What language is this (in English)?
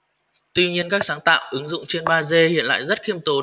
Vietnamese